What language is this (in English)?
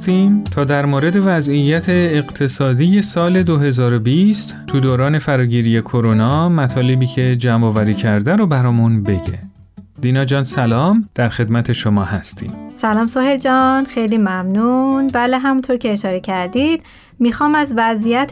Persian